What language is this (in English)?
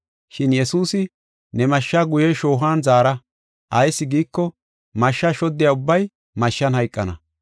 Gofa